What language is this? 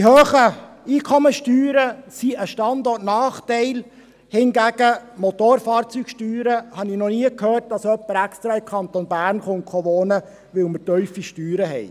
Swiss German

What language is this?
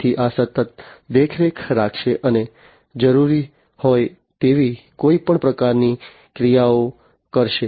Gujarati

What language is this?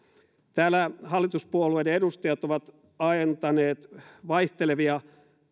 Finnish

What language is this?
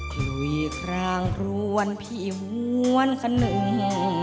Thai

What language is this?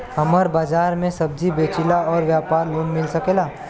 Bhojpuri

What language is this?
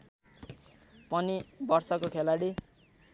Nepali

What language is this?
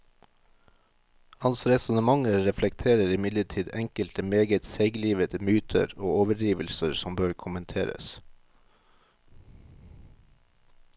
Norwegian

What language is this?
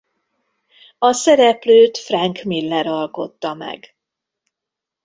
Hungarian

